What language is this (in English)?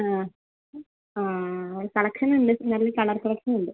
Malayalam